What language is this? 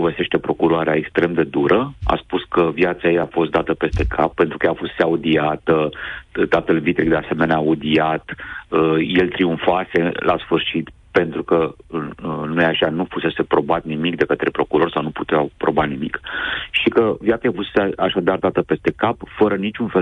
Romanian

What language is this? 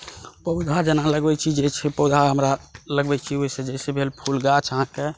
Maithili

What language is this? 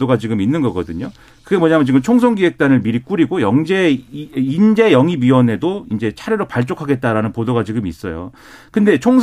Korean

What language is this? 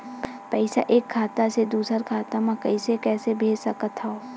Chhattisgarhi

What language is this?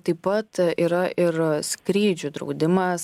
Lithuanian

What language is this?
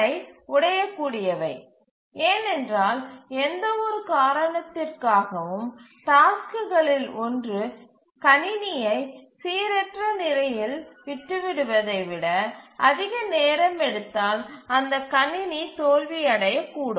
Tamil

